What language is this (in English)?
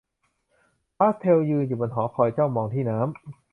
Thai